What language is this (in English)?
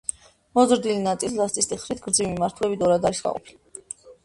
Georgian